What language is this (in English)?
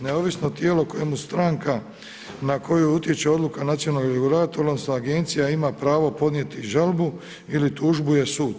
Croatian